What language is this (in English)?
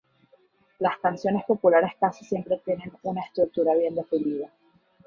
Spanish